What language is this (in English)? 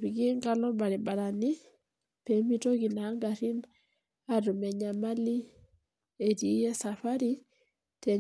Masai